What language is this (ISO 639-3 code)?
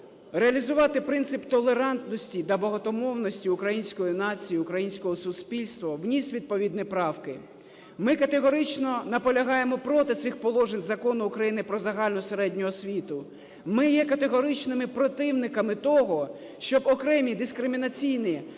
ukr